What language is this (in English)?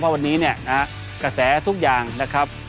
Thai